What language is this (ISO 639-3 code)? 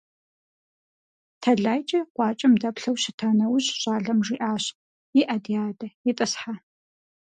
kbd